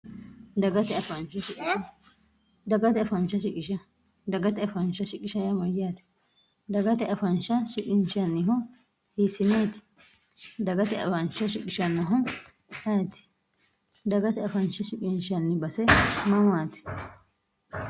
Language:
Sidamo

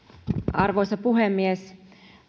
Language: Finnish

